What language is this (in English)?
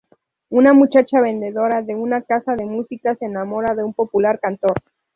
Spanish